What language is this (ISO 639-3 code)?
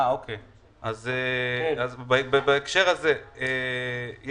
heb